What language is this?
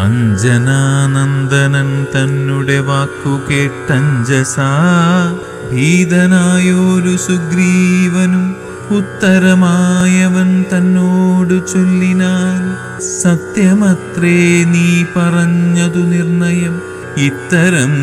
Malayalam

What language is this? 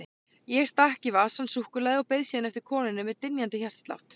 Icelandic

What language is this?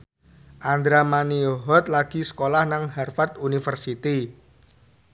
Javanese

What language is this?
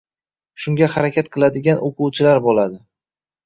Uzbek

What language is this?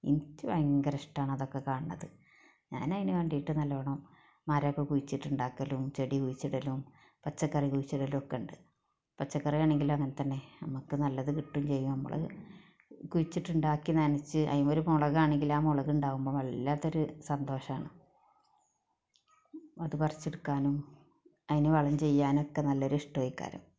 Malayalam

